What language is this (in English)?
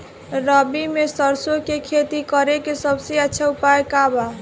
Bhojpuri